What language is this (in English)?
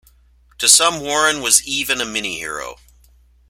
English